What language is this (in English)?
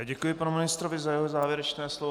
Czech